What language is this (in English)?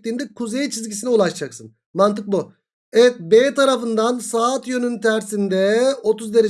Turkish